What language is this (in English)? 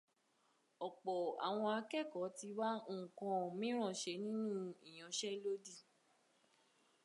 Yoruba